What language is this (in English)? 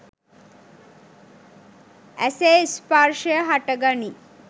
Sinhala